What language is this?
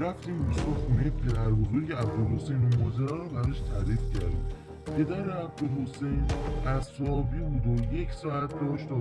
Persian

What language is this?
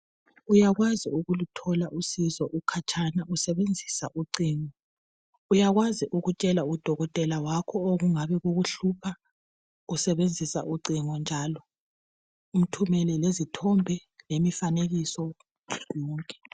North Ndebele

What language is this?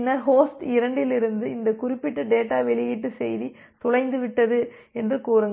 Tamil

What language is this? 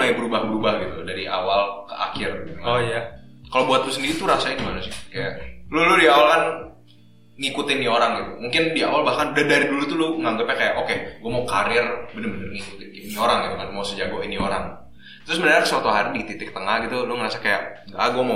Indonesian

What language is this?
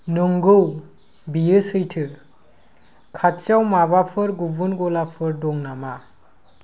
Bodo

